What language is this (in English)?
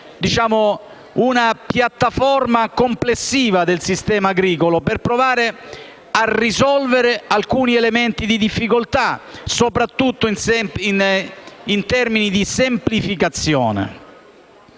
Italian